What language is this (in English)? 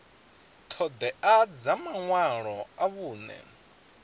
Venda